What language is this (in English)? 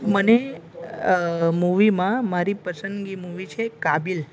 Gujarati